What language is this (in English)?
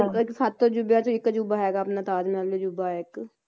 Punjabi